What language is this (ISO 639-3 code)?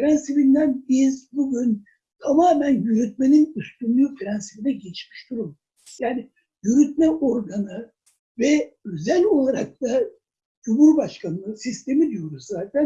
tur